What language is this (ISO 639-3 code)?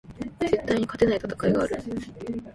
jpn